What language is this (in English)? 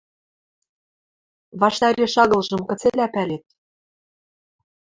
Western Mari